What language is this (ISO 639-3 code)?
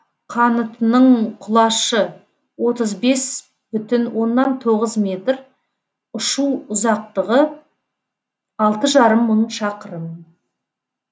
kaz